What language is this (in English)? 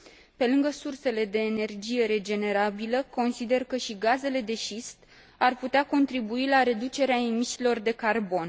Romanian